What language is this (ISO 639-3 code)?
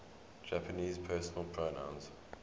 eng